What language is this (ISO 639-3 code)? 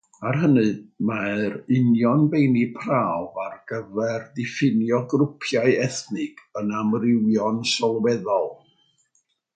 cym